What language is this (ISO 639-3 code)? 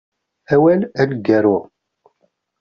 kab